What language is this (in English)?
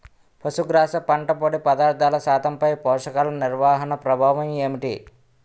Telugu